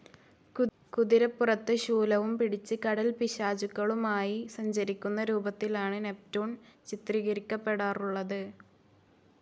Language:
Malayalam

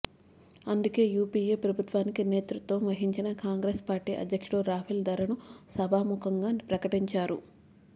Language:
Telugu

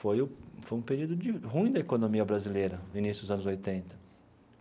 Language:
Portuguese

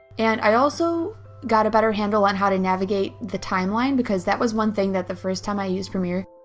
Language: English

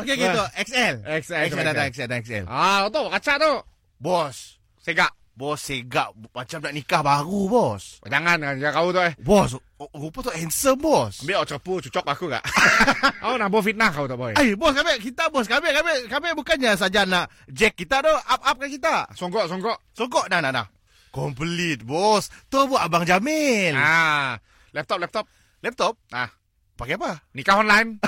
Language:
Malay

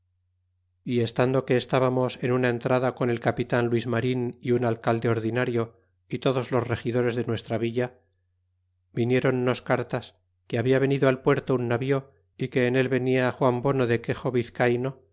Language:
Spanish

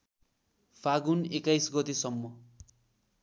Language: Nepali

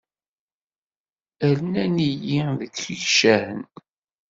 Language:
Kabyle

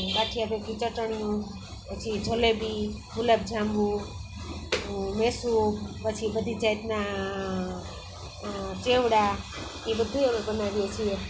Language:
Gujarati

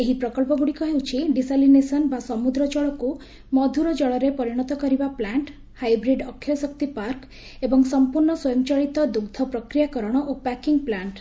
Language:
Odia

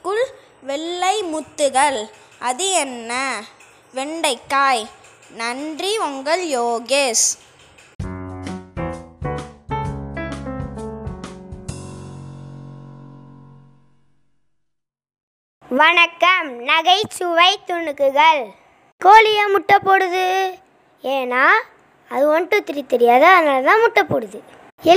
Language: Tamil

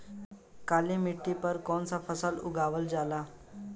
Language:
Bhojpuri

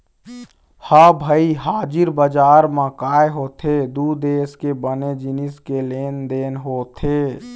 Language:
Chhattisgarhi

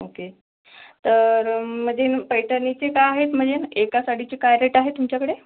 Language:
Marathi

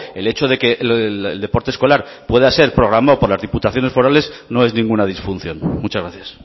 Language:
Spanish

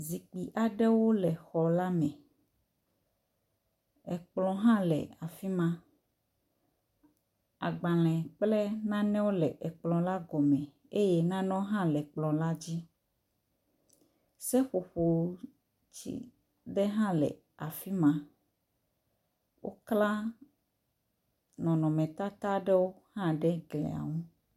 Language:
Ewe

